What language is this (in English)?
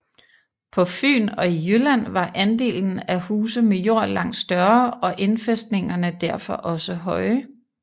Danish